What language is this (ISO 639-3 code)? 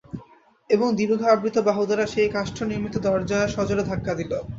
ben